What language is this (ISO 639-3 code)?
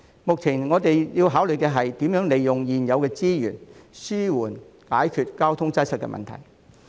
yue